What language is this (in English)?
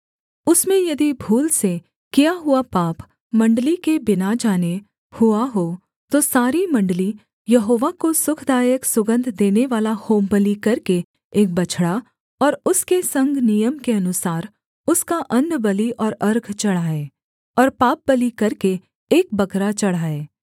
Hindi